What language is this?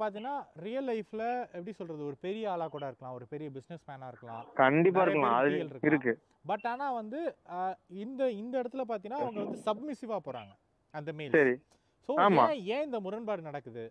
Tamil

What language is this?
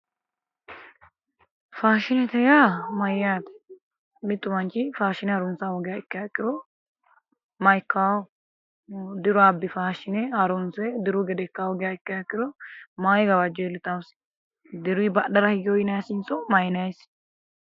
Sidamo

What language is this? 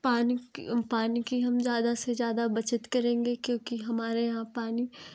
Hindi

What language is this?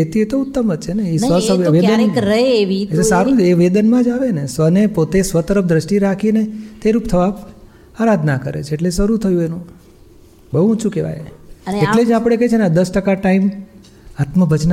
Gujarati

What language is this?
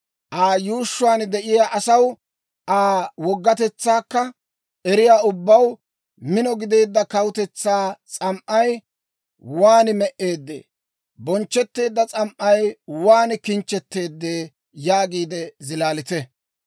Dawro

